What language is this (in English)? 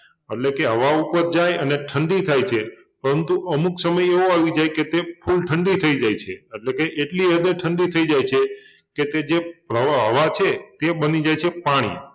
Gujarati